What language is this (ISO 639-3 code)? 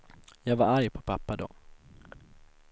swe